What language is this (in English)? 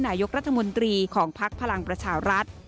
Thai